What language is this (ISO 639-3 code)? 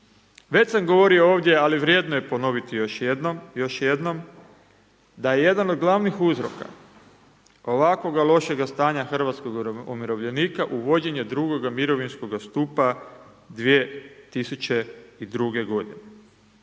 hrv